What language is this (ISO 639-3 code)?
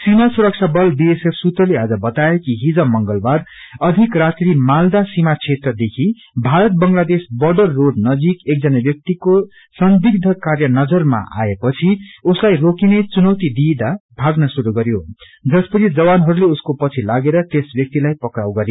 nep